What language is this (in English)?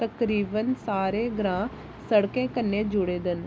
Dogri